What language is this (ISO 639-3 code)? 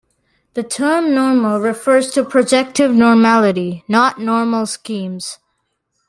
eng